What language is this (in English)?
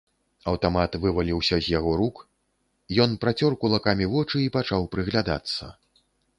Belarusian